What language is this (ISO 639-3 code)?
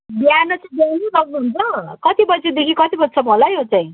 nep